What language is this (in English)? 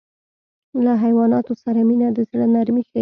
Pashto